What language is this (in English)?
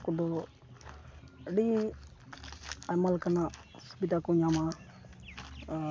Santali